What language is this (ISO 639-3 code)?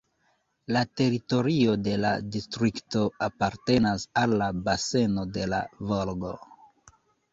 epo